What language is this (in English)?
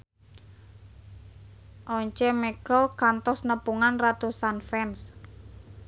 Sundanese